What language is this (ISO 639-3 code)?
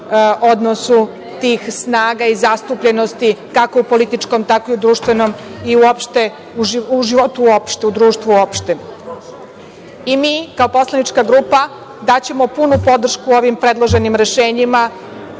srp